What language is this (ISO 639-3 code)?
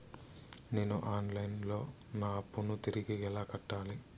tel